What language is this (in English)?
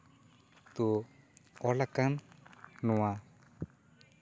Santali